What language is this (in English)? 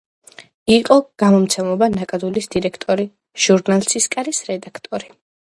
Georgian